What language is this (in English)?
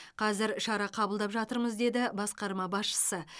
Kazakh